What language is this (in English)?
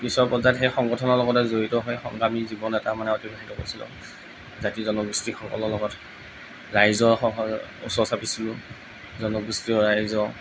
Assamese